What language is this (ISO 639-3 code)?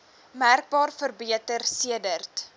afr